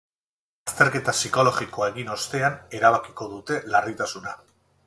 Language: Basque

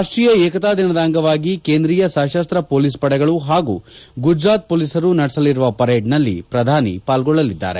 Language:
Kannada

